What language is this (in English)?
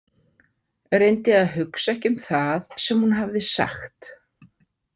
Icelandic